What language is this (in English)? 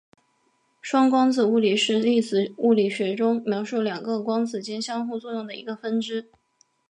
Chinese